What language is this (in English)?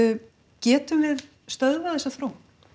Icelandic